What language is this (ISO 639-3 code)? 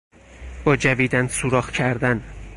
fas